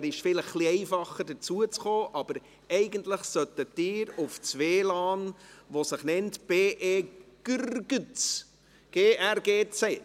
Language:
Swiss German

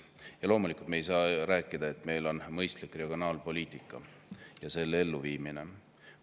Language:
Estonian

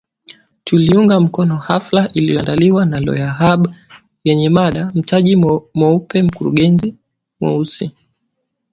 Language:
Swahili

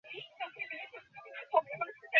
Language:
Bangla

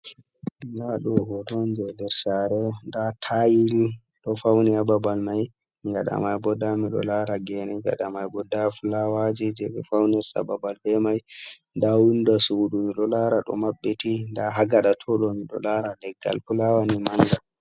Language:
Fula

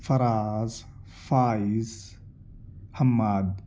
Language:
Urdu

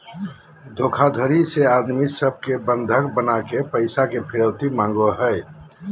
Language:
Magahi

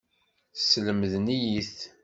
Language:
Kabyle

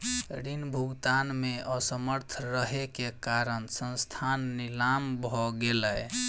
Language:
Maithili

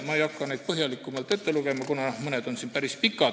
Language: Estonian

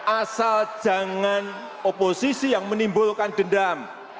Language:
Indonesian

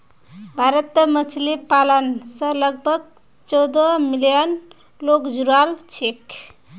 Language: Magahi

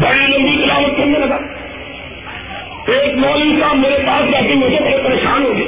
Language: Urdu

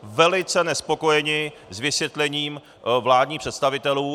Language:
Czech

